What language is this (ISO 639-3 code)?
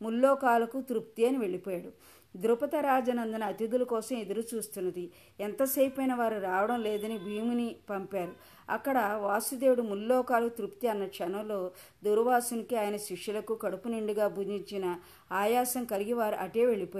tel